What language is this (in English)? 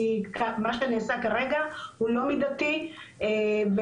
Hebrew